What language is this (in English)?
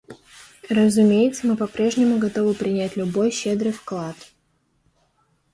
Russian